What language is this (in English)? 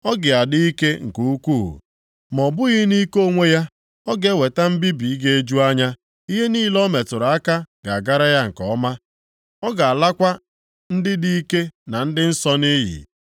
Igbo